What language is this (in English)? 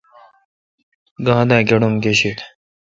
Kalkoti